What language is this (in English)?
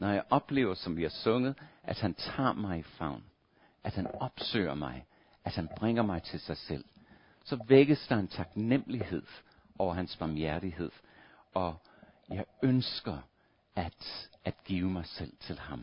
Danish